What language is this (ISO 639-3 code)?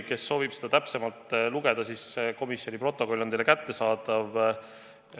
est